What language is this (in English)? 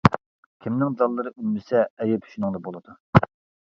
Uyghur